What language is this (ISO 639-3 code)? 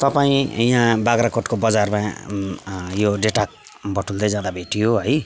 nep